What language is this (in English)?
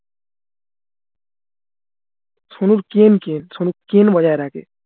Bangla